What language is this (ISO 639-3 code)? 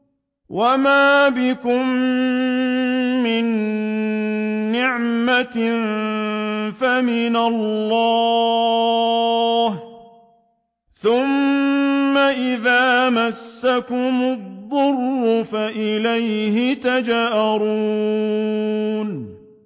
ara